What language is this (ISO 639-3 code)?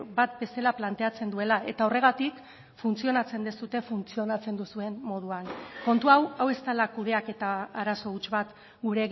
eus